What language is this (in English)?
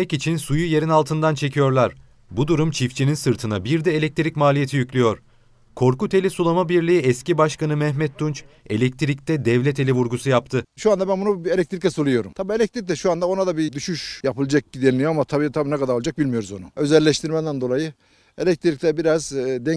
Turkish